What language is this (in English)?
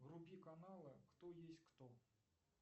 Russian